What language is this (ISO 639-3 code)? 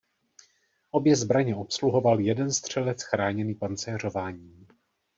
ces